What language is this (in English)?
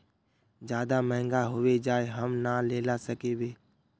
Magahi